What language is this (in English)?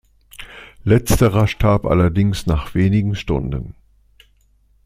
German